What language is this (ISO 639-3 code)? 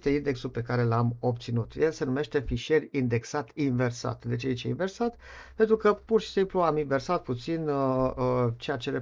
ron